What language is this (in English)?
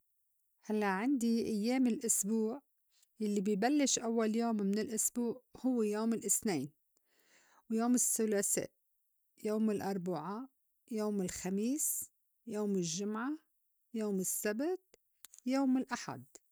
North Levantine Arabic